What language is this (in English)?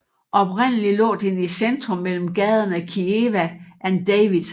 Danish